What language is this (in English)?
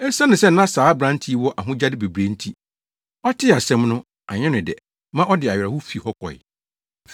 Akan